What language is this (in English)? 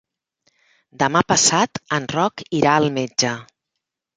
Catalan